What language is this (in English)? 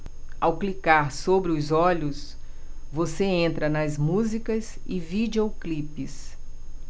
Portuguese